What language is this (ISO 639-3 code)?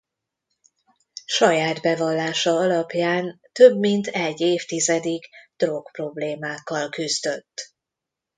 hun